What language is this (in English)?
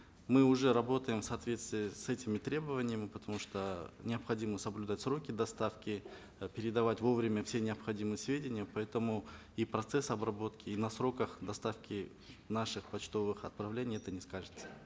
Kazakh